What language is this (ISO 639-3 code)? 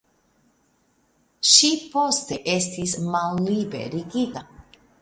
epo